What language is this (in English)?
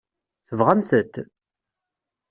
Kabyle